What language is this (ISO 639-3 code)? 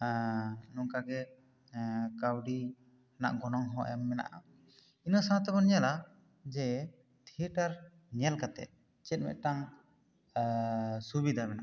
sat